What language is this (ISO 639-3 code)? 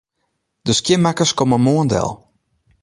fry